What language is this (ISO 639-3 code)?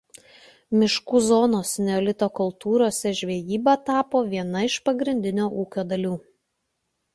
lit